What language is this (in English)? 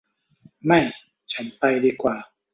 Thai